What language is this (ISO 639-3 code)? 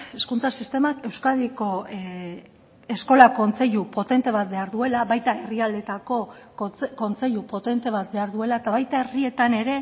eus